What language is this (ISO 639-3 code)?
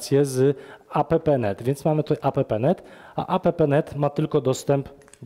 pol